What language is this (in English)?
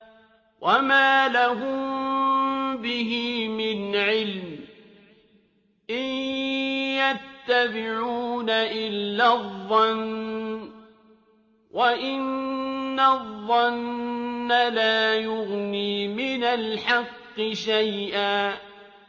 Arabic